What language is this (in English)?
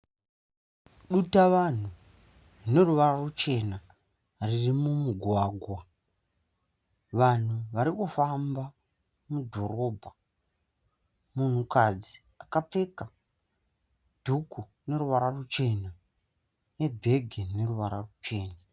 Shona